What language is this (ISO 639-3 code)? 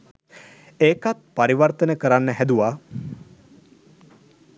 sin